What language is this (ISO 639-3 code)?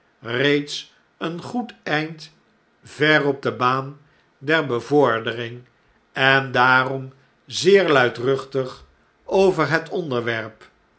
nld